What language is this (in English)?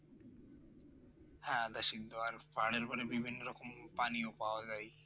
Bangla